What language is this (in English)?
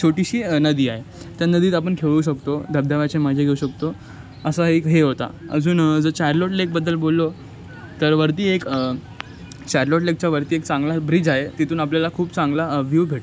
Marathi